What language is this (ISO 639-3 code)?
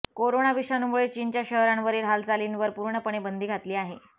mar